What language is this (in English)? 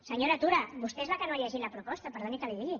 Catalan